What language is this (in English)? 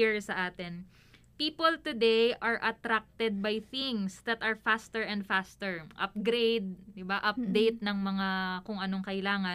Filipino